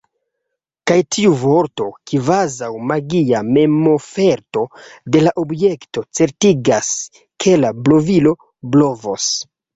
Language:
Esperanto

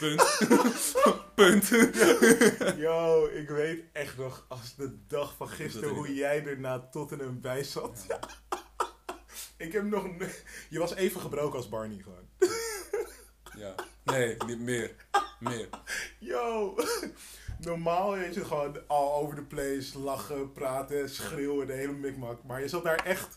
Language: Dutch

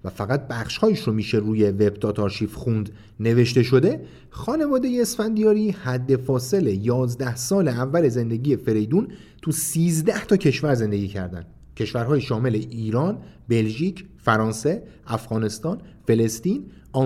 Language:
Persian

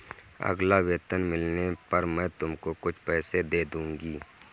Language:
Hindi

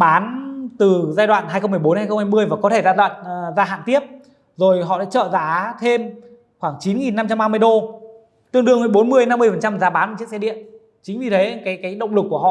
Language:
Vietnamese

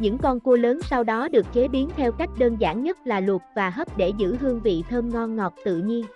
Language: Vietnamese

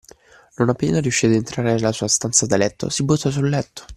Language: Italian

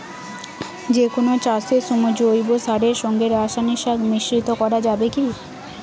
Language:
Bangla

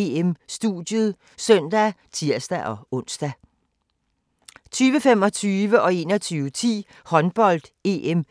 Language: Danish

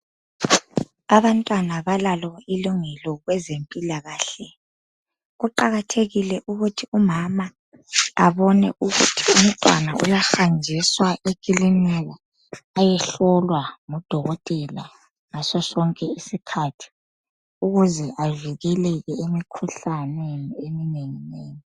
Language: North Ndebele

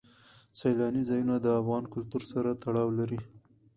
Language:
Pashto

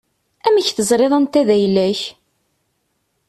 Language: Kabyle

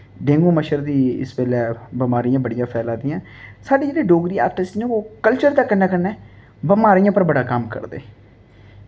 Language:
Dogri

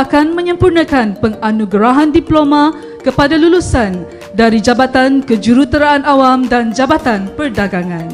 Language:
Malay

